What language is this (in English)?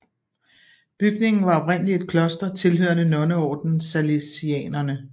Danish